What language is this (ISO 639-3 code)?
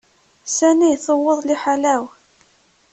kab